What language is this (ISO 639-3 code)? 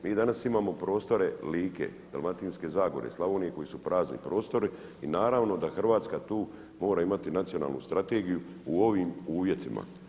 hrv